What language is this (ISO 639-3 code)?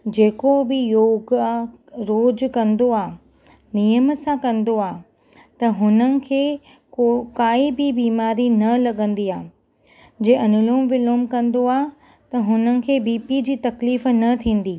snd